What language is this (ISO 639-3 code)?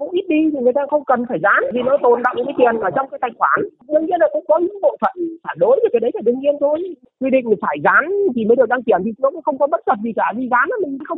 vie